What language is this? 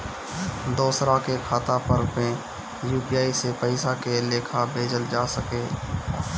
Bhojpuri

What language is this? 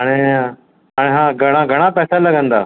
Sindhi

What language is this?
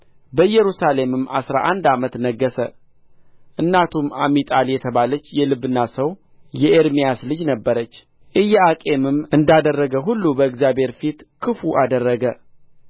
Amharic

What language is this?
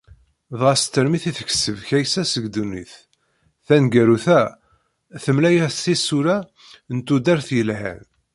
Kabyle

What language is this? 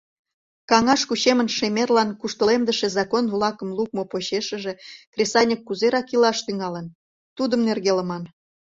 Mari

